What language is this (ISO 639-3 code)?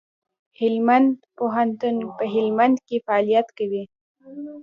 pus